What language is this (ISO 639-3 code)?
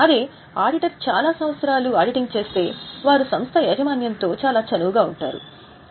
tel